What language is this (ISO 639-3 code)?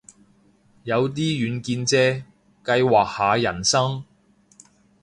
yue